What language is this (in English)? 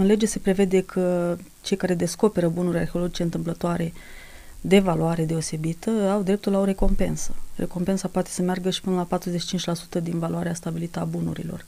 Romanian